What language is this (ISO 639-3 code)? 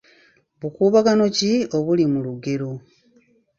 lug